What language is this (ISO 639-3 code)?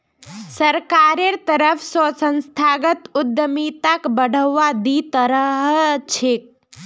mag